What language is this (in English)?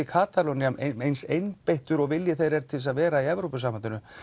Icelandic